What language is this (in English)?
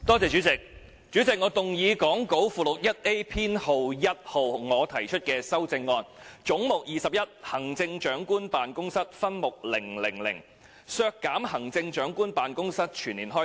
Cantonese